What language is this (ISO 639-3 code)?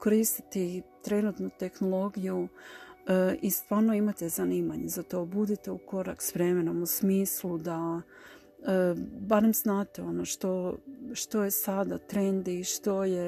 hrv